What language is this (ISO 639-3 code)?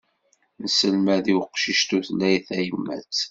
kab